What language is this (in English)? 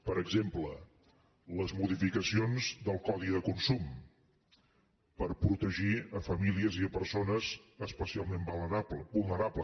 Catalan